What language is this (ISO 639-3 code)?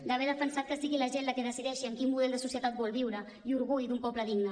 cat